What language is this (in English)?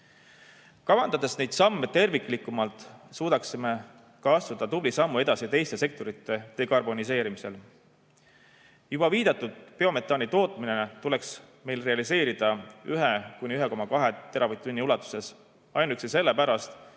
Estonian